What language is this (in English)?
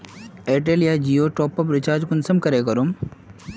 Magahi